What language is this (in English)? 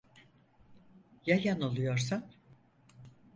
Turkish